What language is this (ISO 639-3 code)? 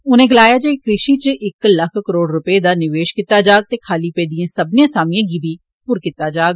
doi